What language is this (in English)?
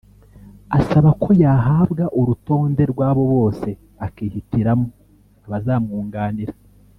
Kinyarwanda